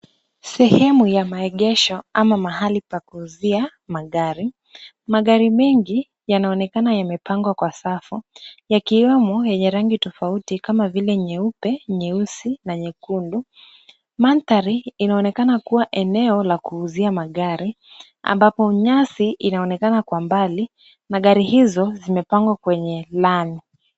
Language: Swahili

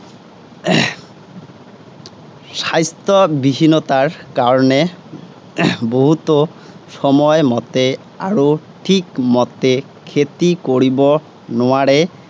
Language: Assamese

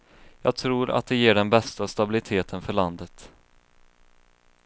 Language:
Swedish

